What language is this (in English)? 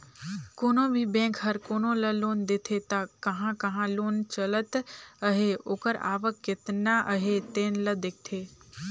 Chhattisgarhi